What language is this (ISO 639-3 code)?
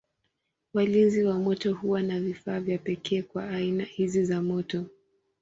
swa